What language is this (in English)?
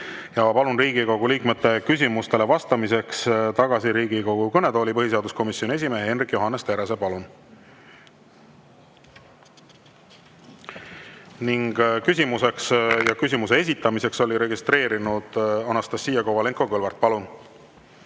Estonian